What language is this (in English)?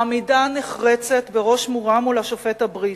Hebrew